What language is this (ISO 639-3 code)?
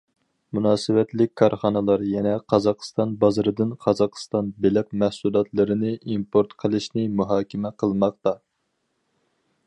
uig